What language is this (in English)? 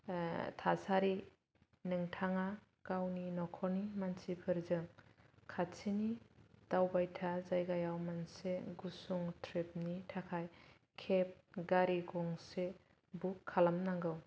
Bodo